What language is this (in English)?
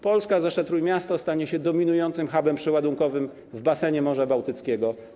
Polish